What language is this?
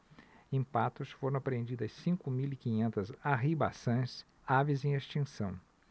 Portuguese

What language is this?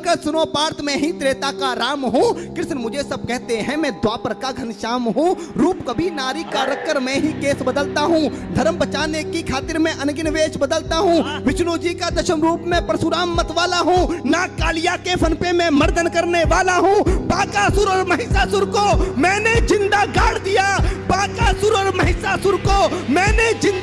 Hindi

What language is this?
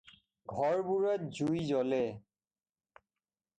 Assamese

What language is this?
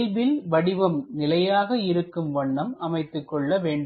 Tamil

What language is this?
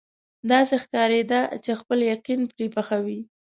Pashto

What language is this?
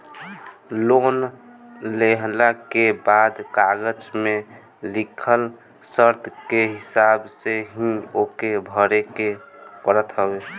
Bhojpuri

